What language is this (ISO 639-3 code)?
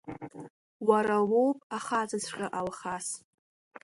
abk